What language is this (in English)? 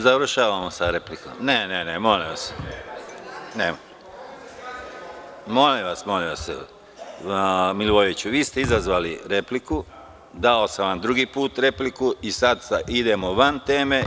Serbian